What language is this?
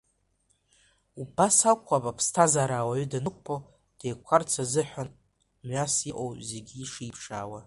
Abkhazian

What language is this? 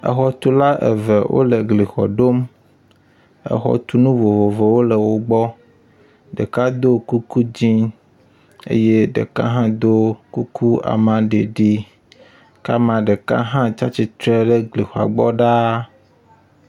Ewe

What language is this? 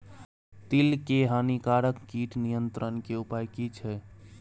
Maithili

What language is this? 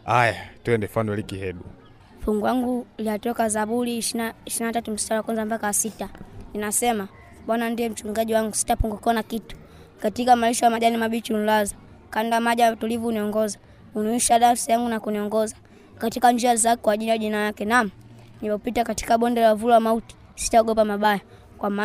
Swahili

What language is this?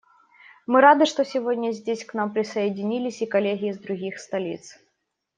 Russian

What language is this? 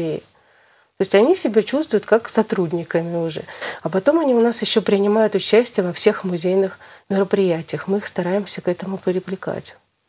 Russian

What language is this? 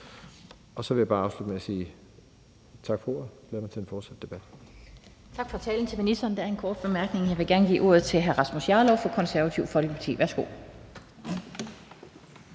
Danish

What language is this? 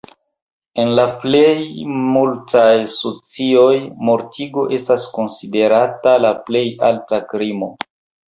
Esperanto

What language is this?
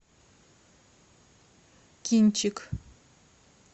Russian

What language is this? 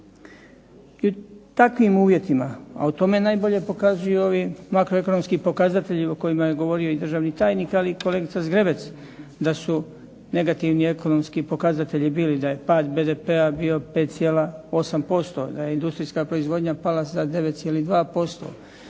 Croatian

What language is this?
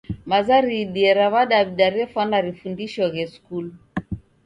Taita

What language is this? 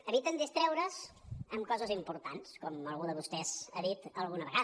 Catalan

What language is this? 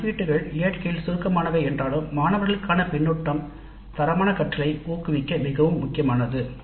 Tamil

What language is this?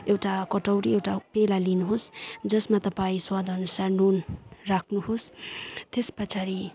Nepali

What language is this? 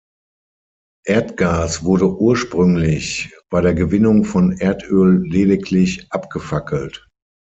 German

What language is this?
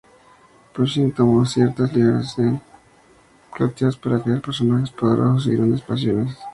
Spanish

